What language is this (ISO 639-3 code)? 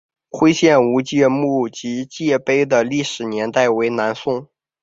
zho